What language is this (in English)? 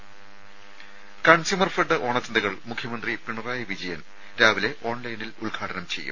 Malayalam